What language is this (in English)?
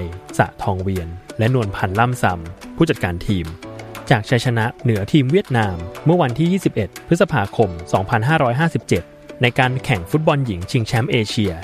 Thai